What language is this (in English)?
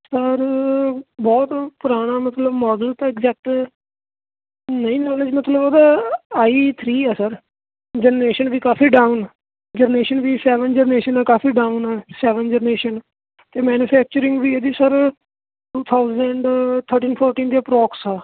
Punjabi